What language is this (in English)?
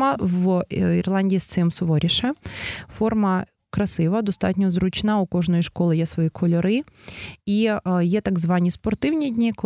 Ukrainian